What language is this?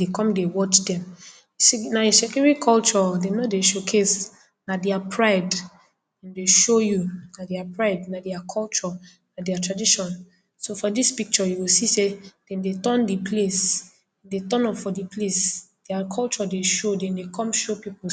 Nigerian Pidgin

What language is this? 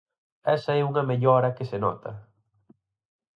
Galician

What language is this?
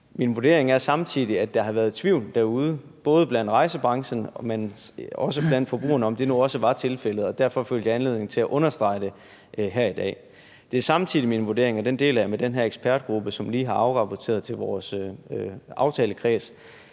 Danish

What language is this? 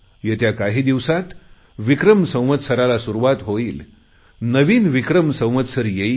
Marathi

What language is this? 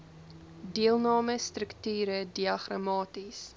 Afrikaans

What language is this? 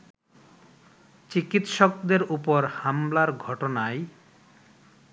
Bangla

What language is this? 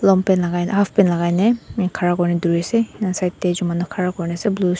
Naga Pidgin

